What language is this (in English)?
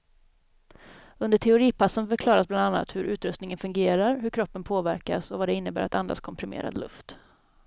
Swedish